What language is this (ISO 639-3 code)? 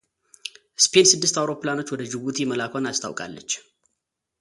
amh